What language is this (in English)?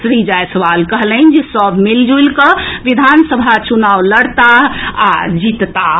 Maithili